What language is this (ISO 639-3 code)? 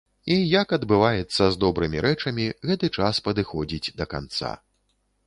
bel